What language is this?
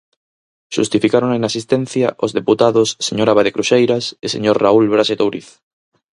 Galician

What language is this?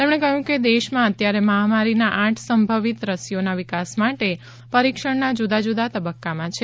Gujarati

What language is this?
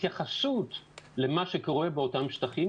Hebrew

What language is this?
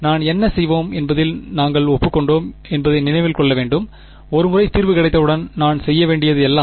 Tamil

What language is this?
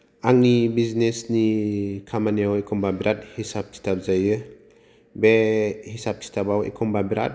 Bodo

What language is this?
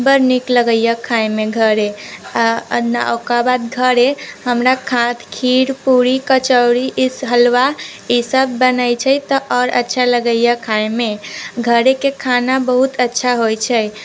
Maithili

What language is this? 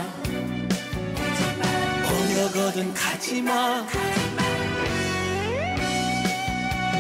Korean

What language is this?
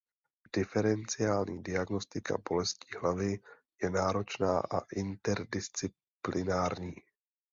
Czech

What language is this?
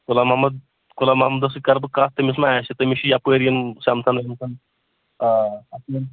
Kashmiri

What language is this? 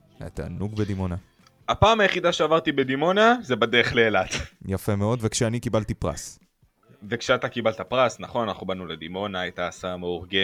Hebrew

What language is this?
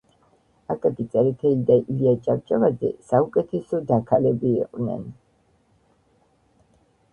Georgian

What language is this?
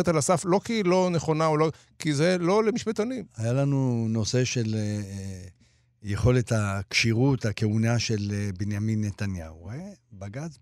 Hebrew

